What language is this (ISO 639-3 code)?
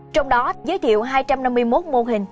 vie